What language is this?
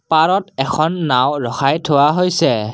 Assamese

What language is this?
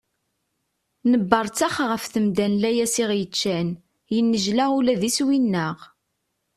Kabyle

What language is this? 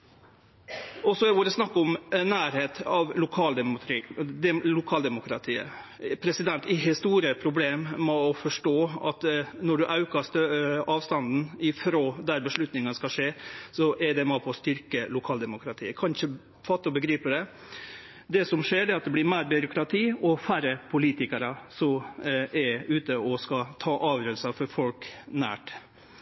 Norwegian Nynorsk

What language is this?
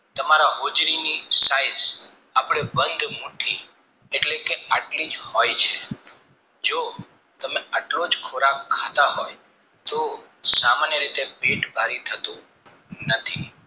Gujarati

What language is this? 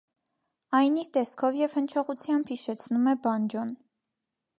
Armenian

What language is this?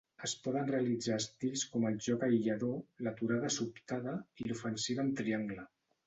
Catalan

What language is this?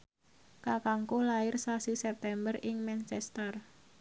Javanese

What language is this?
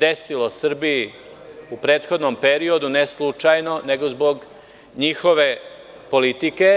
Serbian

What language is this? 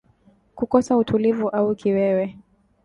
Swahili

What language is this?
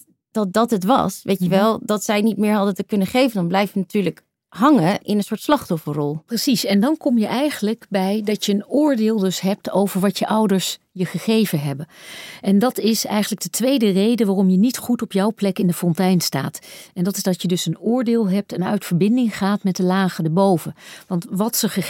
Dutch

